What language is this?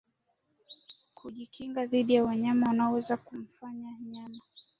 Swahili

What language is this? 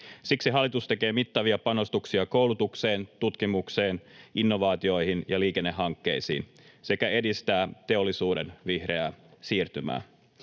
Finnish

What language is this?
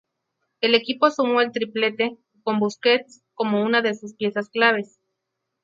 Spanish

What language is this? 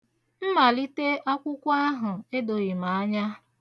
Igbo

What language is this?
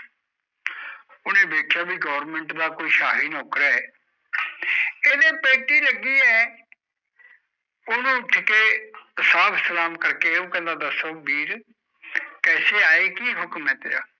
Punjabi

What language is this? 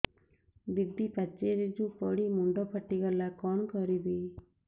Odia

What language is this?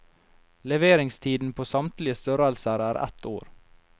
Norwegian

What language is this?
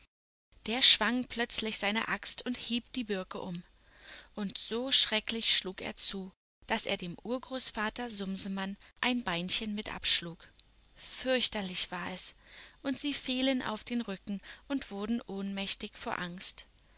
German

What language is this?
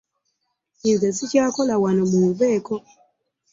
Ganda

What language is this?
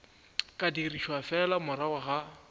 Northern Sotho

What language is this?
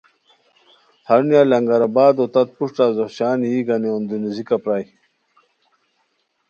Khowar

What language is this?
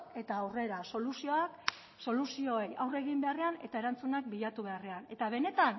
Basque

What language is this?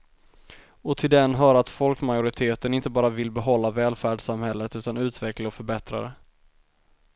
Swedish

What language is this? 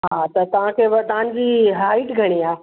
Sindhi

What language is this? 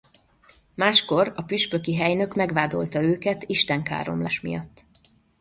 Hungarian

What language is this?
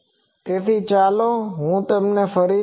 Gujarati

